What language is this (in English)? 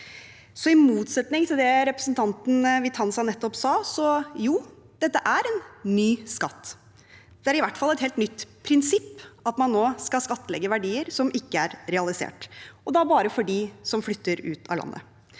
Norwegian